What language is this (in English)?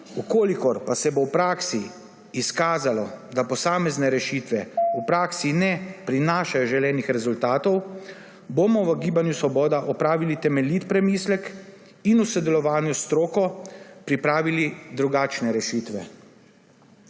Slovenian